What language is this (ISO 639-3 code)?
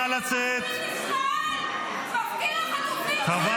heb